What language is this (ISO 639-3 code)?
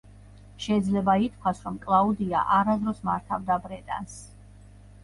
kat